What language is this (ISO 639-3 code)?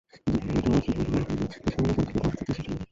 ben